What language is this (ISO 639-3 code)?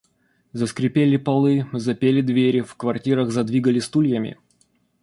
rus